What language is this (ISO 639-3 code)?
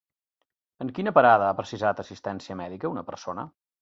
cat